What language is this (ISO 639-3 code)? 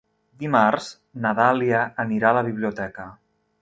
cat